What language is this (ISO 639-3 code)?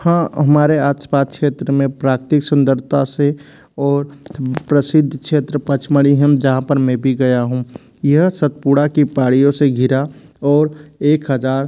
hin